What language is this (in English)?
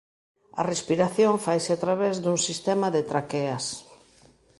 Galician